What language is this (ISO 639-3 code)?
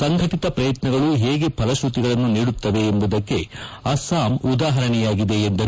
kan